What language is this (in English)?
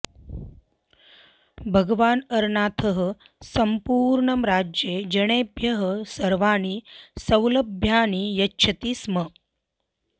Sanskrit